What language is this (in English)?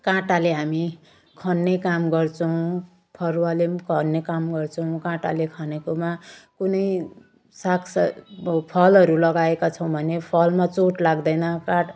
Nepali